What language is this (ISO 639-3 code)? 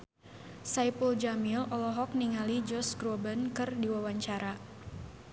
sun